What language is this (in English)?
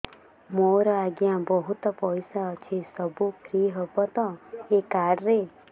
Odia